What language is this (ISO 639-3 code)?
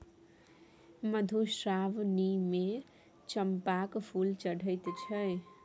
mai